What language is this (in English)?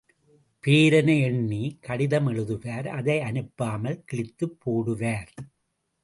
Tamil